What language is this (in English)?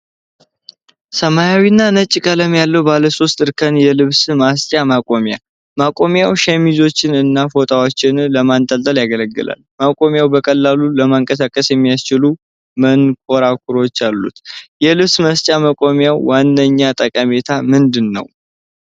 Amharic